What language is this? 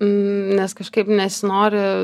Lithuanian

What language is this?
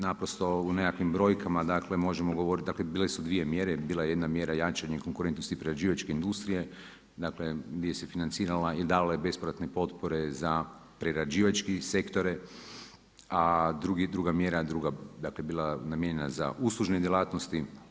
Croatian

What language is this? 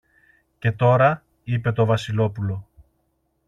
Greek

